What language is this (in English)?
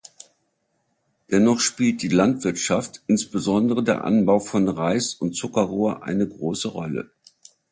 German